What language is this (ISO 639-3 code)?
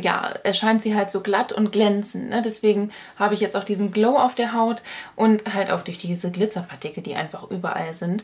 deu